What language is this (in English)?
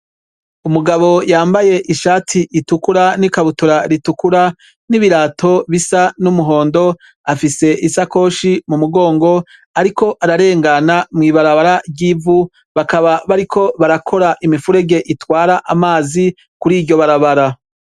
Rundi